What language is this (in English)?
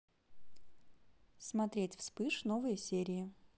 Russian